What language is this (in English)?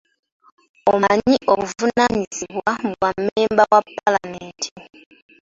Ganda